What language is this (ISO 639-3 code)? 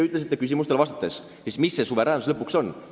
est